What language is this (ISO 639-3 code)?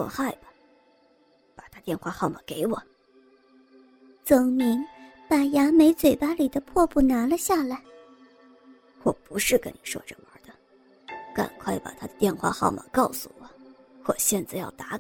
zho